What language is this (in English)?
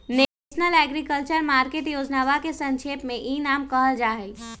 Magahi